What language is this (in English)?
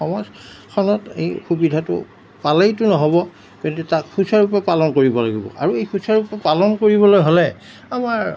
Assamese